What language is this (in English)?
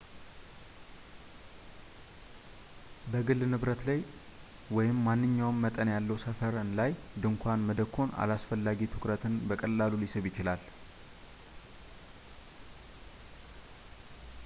Amharic